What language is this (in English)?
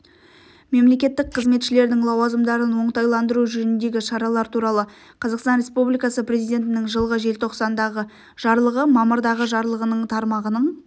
Kazakh